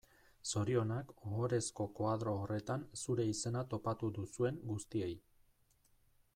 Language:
Basque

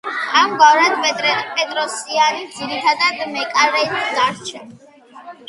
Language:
Georgian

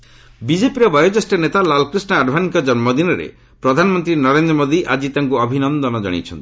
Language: Odia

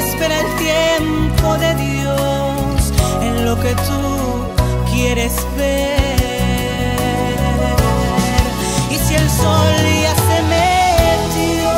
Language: Spanish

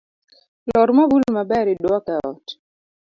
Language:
Luo (Kenya and Tanzania)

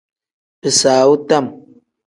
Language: Tem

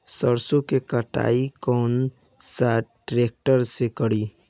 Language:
Bhojpuri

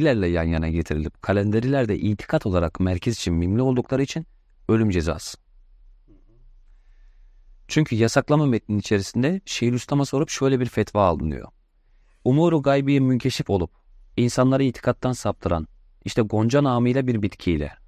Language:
Turkish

